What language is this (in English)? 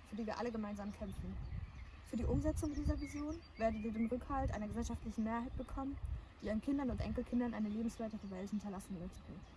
German